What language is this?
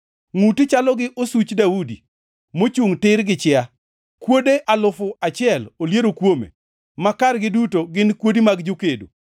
Luo (Kenya and Tanzania)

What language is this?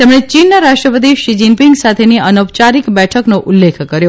Gujarati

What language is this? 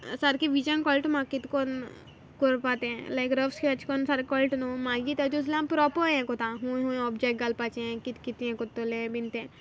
Konkani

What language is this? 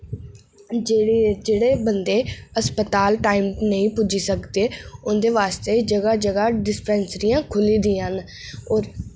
Dogri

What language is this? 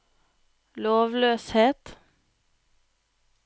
Norwegian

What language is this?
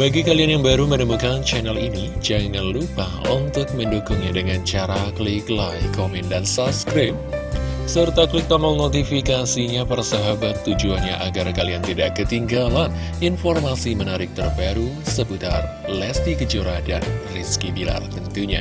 Indonesian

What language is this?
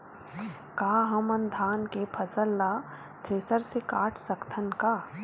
Chhattisgarhi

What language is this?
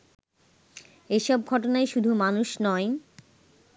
Bangla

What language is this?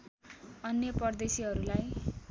Nepali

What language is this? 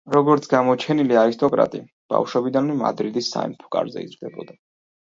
Georgian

